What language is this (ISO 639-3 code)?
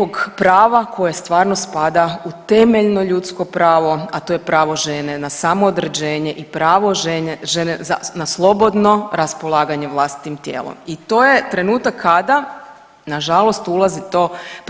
hrv